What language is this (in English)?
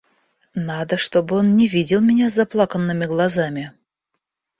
Russian